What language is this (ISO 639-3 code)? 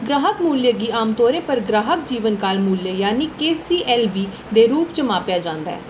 doi